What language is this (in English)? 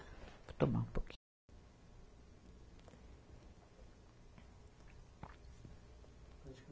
Portuguese